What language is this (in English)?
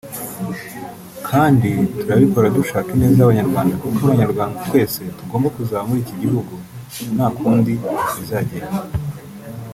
Kinyarwanda